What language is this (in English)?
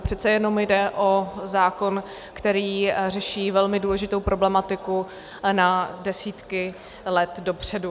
Czech